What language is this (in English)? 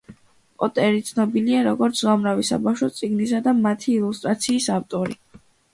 Georgian